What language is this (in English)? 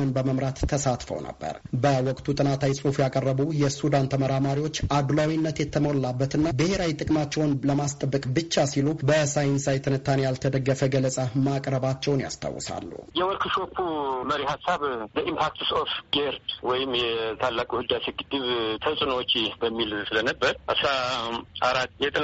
Amharic